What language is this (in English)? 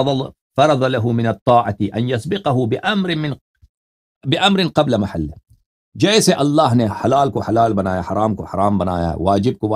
Arabic